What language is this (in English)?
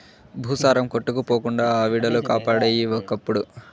Telugu